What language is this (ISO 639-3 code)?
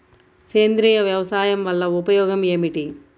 tel